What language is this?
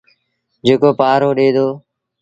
Sindhi Bhil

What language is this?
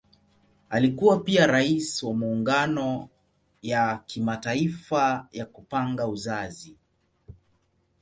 Swahili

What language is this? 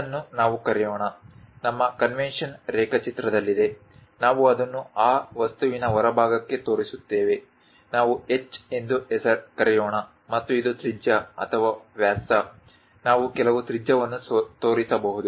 Kannada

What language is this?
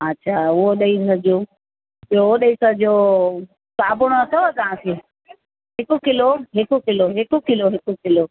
Sindhi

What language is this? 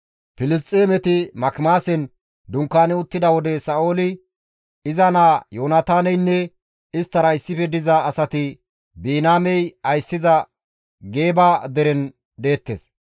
Gamo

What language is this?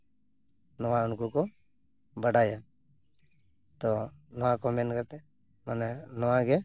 Santali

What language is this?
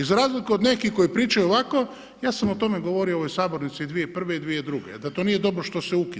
Croatian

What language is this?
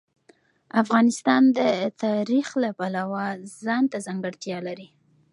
Pashto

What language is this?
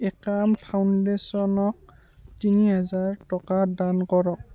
Assamese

